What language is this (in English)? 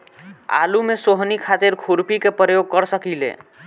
Bhojpuri